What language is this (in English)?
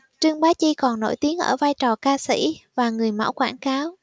Vietnamese